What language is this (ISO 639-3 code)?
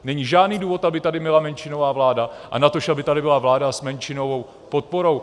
ces